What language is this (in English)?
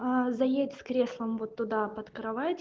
Russian